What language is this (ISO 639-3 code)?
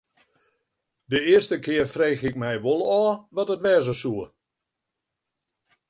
fry